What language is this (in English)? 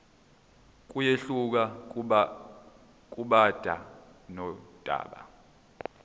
Zulu